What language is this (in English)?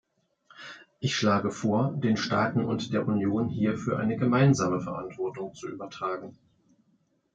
German